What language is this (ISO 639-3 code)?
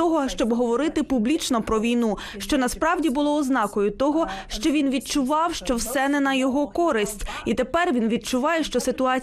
ukr